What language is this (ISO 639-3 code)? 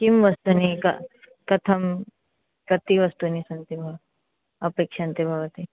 san